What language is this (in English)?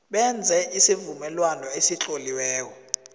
South Ndebele